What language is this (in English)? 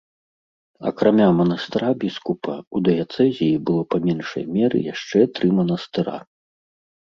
Belarusian